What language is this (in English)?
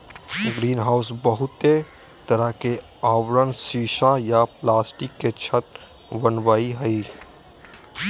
Magahi